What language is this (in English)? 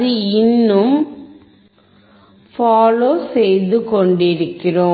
Tamil